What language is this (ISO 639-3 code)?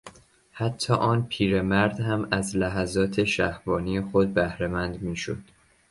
fas